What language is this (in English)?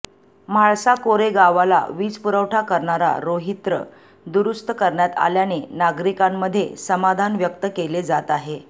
Marathi